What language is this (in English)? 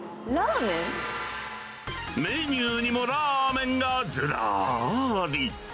Japanese